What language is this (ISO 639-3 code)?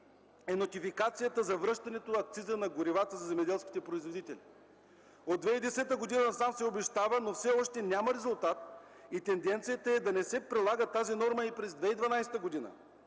bul